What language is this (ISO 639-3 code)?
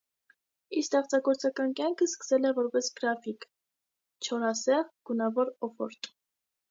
hye